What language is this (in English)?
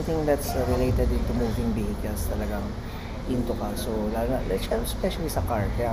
Filipino